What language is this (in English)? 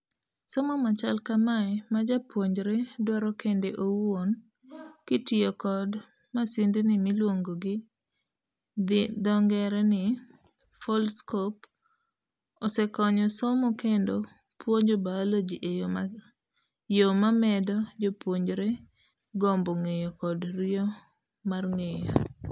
Luo (Kenya and Tanzania)